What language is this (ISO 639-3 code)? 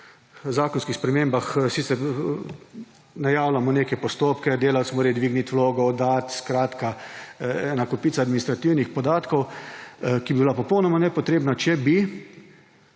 slv